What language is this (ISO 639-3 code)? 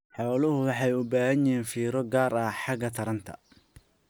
som